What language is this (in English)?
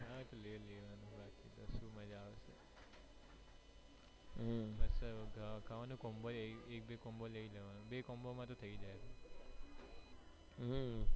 Gujarati